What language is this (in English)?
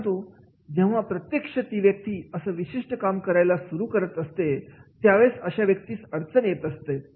Marathi